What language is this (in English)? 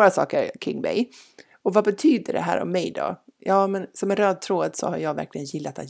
Swedish